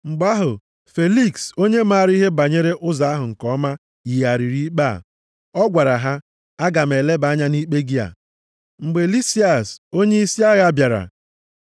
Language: Igbo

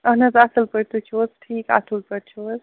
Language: Kashmiri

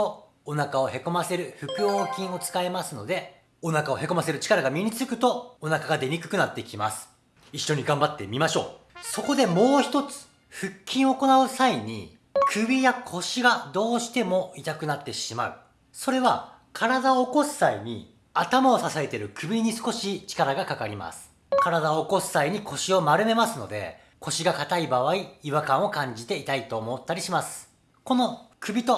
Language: Japanese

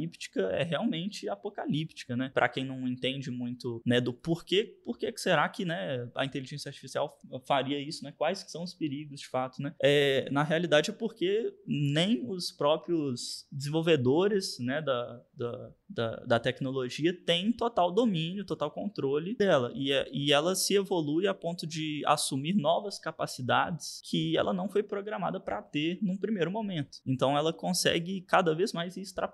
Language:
Portuguese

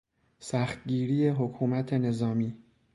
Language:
Persian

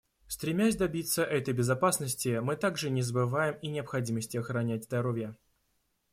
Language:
Russian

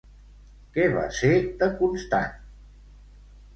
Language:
Catalan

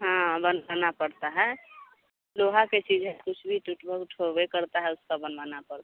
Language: Hindi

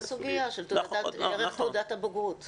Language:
Hebrew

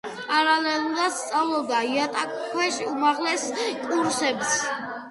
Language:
Georgian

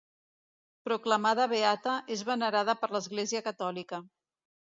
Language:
Catalan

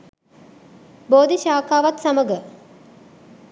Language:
Sinhala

